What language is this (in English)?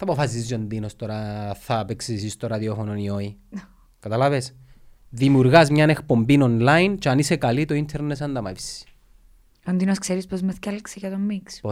Greek